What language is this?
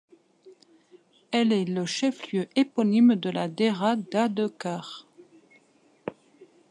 French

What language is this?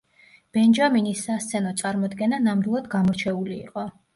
Georgian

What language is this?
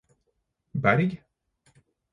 Norwegian Bokmål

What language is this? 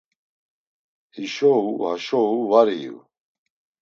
Laz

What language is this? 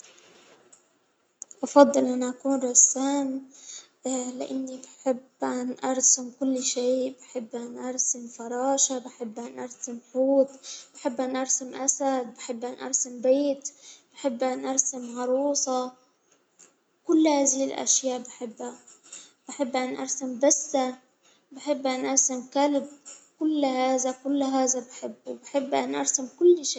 Hijazi Arabic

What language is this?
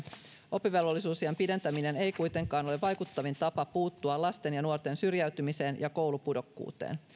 Finnish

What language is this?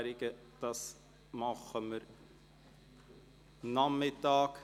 Swiss German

